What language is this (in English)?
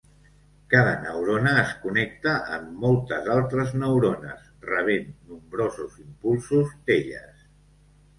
Catalan